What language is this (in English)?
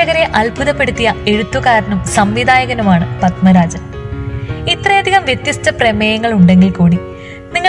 Malayalam